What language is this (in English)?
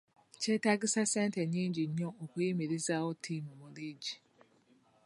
Ganda